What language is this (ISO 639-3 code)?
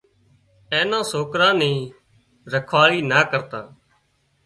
kxp